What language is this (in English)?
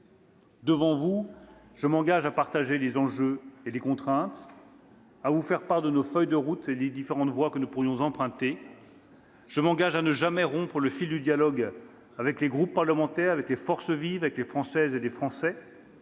French